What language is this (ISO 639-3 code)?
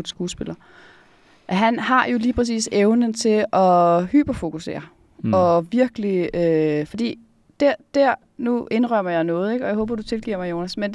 dan